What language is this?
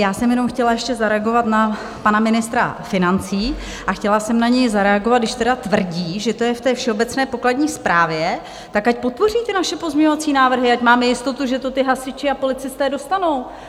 Czech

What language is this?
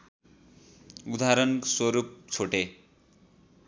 Nepali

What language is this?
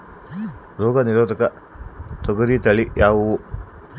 Kannada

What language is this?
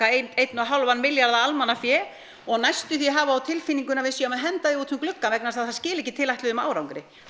Icelandic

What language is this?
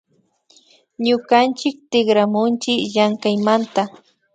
Imbabura Highland Quichua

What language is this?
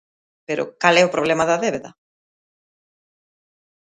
Galician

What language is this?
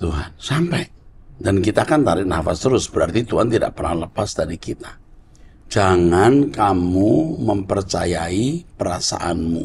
Indonesian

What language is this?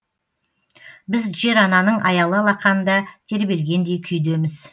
Kazakh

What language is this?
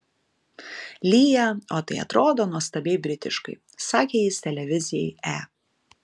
Lithuanian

